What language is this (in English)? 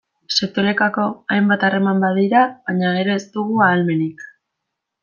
Basque